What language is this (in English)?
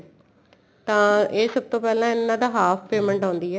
Punjabi